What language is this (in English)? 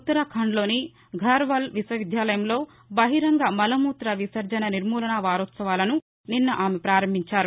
Telugu